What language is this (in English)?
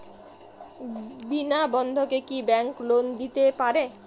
Bangla